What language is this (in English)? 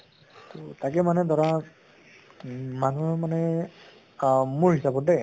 Assamese